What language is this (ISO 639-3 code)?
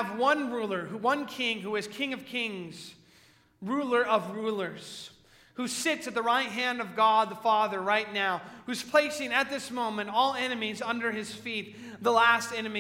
eng